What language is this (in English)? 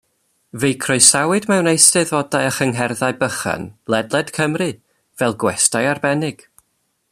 Welsh